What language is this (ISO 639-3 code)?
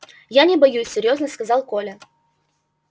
rus